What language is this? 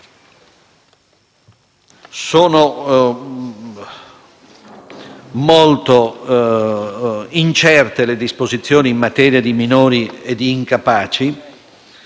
Italian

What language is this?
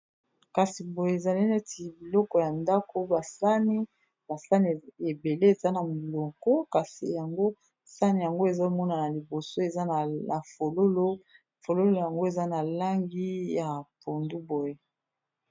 Lingala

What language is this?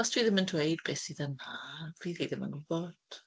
Welsh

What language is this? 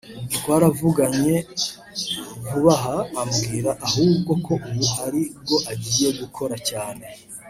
Kinyarwanda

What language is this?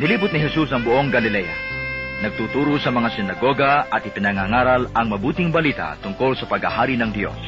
Filipino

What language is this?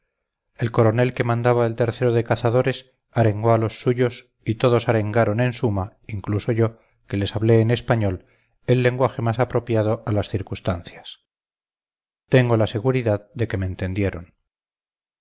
Spanish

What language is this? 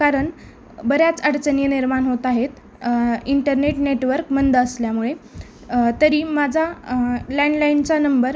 Marathi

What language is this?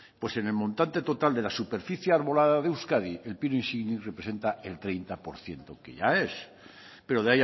Spanish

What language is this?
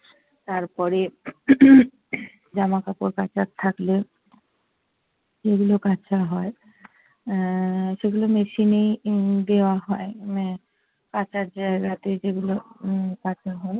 Bangla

